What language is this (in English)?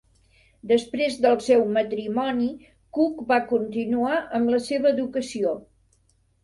Catalan